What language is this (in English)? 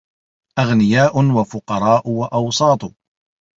Arabic